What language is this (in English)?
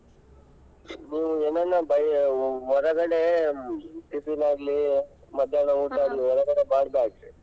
Kannada